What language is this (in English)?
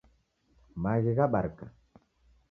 Taita